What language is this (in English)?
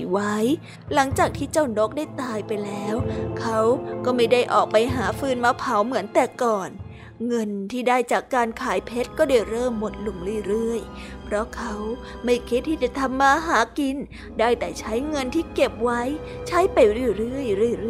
Thai